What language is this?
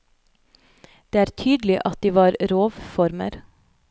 Norwegian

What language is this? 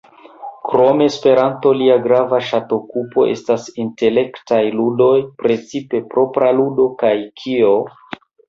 Esperanto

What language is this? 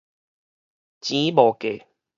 Min Nan Chinese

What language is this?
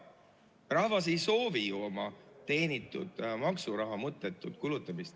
Estonian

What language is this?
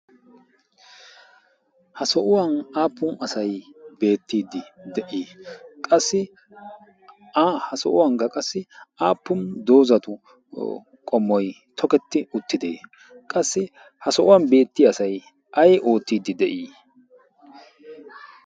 Wolaytta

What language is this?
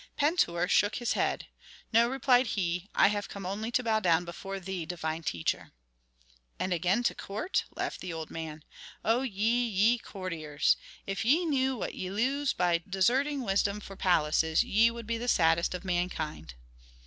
English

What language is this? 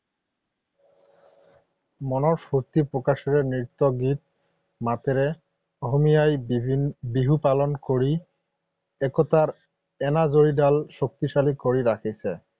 Assamese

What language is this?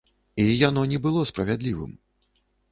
Belarusian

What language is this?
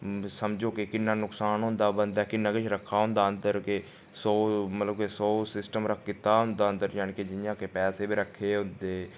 Dogri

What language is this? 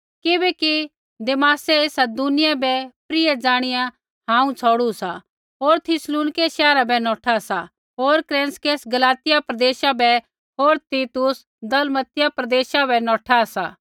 Kullu Pahari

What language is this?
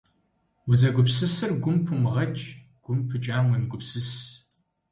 Kabardian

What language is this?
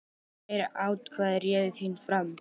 Icelandic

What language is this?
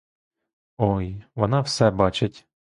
Ukrainian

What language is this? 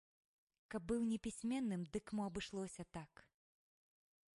Belarusian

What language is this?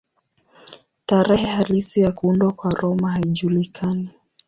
Swahili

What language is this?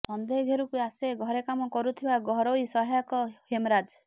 Odia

